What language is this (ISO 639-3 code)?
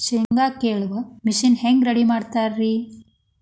kan